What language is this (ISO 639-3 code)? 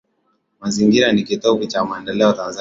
swa